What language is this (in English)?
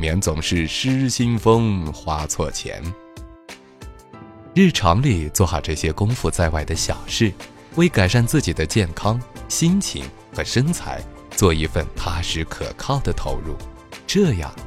Chinese